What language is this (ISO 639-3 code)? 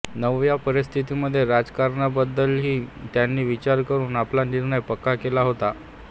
mar